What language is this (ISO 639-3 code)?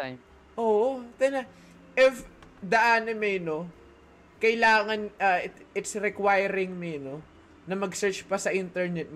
fil